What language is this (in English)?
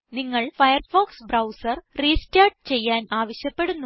Malayalam